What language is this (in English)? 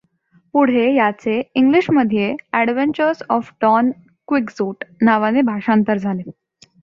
Marathi